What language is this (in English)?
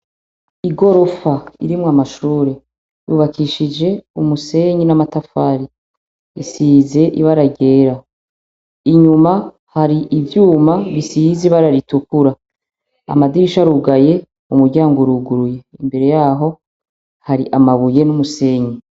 Rundi